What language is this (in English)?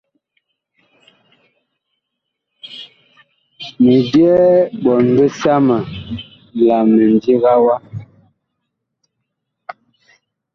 Bakoko